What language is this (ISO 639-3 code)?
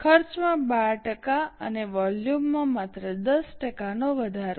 guj